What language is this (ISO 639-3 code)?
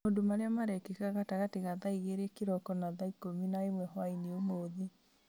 kik